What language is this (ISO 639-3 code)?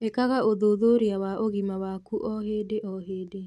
kik